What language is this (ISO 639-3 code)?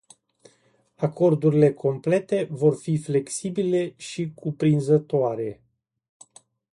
ron